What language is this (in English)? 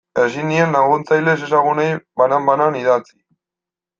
Basque